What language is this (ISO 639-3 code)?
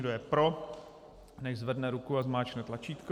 ces